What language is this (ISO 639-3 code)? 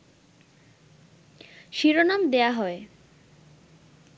ben